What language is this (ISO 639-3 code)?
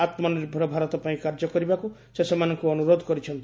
ori